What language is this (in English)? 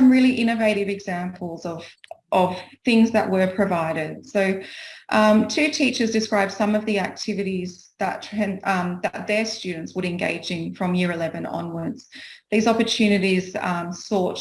English